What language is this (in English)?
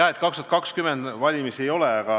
Estonian